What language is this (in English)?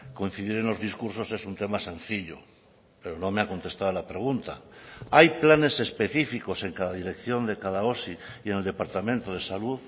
Spanish